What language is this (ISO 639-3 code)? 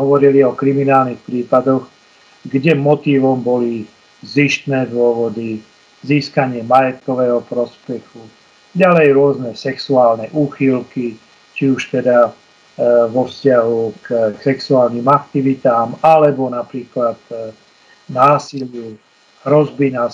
slk